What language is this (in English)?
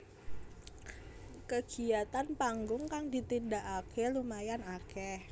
Javanese